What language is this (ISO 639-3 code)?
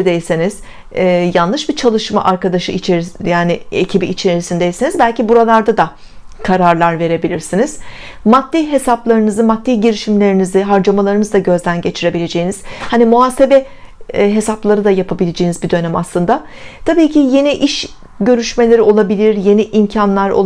tur